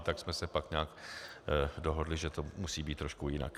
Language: Czech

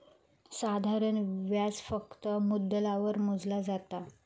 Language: Marathi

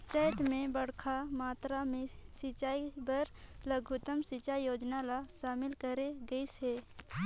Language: Chhattisgarhi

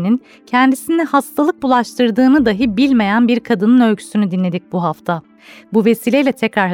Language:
Turkish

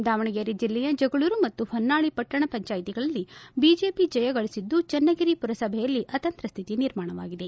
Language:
Kannada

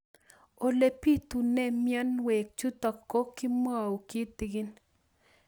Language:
Kalenjin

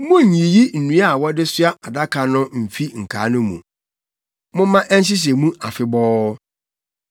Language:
Akan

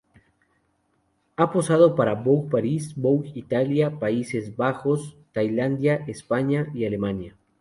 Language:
Spanish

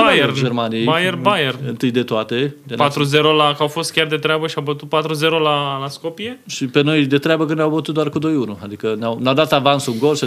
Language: Romanian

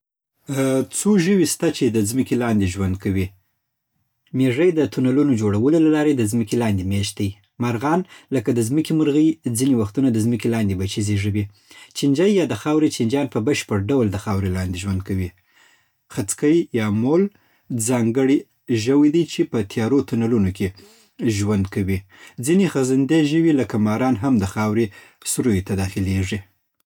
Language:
Southern Pashto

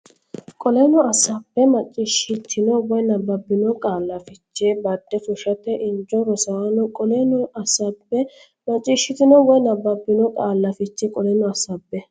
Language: Sidamo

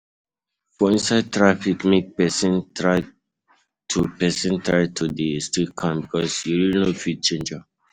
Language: Nigerian Pidgin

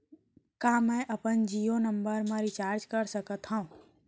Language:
Chhattisgarhi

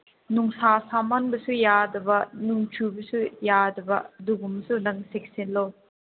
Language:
Manipuri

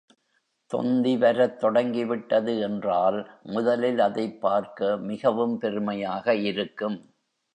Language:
Tamil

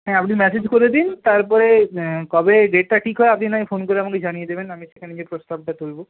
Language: Bangla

